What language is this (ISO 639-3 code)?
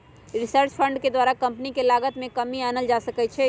mag